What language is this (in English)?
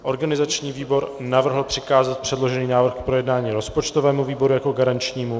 Czech